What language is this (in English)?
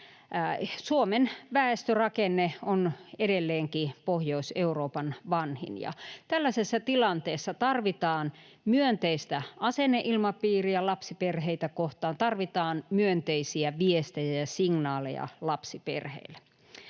Finnish